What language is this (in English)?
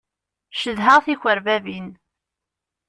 Kabyle